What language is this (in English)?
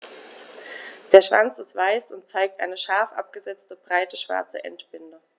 German